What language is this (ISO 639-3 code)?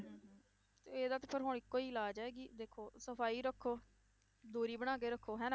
pan